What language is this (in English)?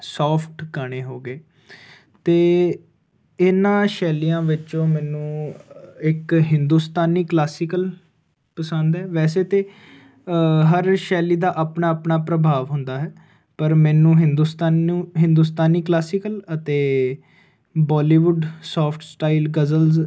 Punjabi